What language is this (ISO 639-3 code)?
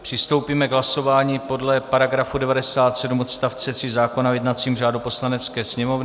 ces